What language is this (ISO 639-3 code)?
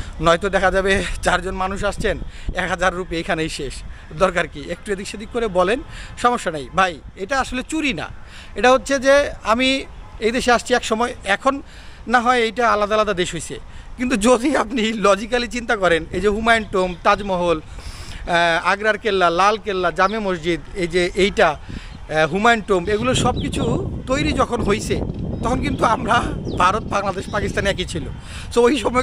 ben